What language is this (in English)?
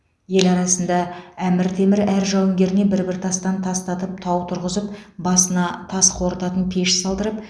Kazakh